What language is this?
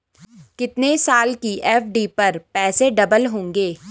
Hindi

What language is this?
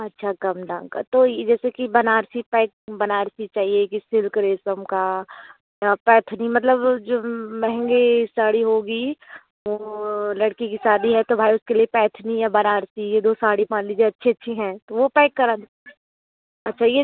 Hindi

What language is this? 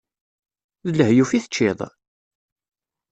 Kabyle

